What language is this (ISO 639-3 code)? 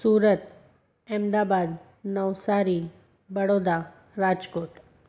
snd